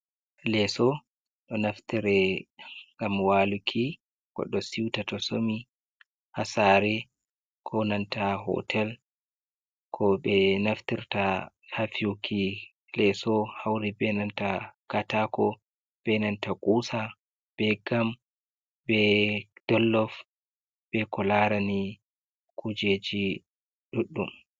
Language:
Fula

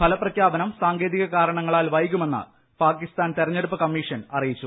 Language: Malayalam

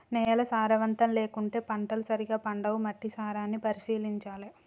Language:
Telugu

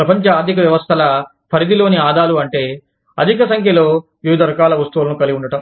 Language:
Telugu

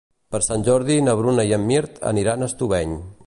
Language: Catalan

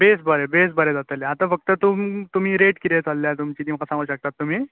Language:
Konkani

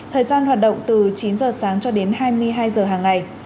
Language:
Vietnamese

